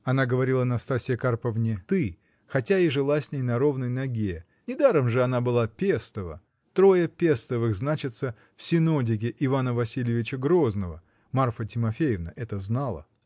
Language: Russian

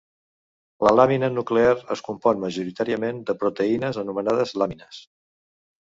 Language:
Catalan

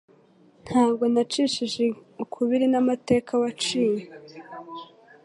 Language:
Kinyarwanda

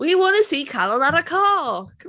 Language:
Welsh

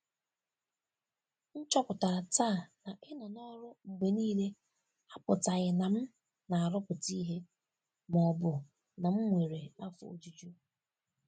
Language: Igbo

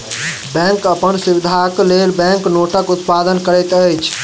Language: Maithili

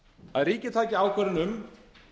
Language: Icelandic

